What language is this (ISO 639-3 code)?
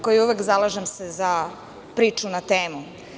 srp